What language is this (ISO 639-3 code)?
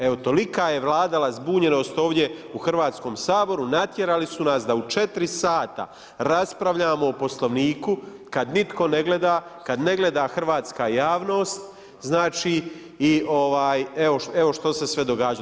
hrv